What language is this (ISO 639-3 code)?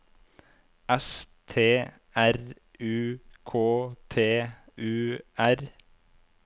nor